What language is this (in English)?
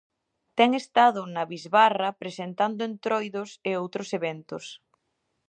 Galician